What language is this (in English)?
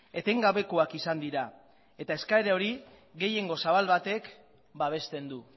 Basque